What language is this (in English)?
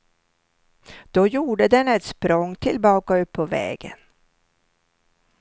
Swedish